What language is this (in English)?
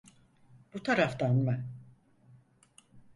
Turkish